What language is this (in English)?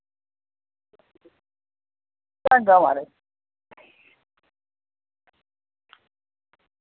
Dogri